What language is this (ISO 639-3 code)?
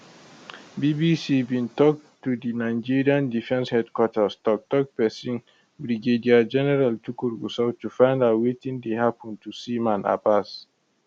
pcm